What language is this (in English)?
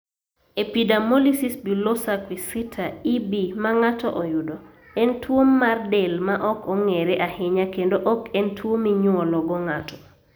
Luo (Kenya and Tanzania)